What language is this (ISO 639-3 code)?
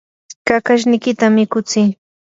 qur